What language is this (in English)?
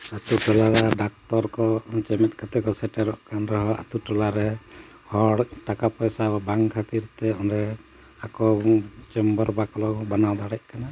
Santali